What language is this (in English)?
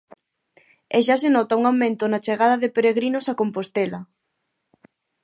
Galician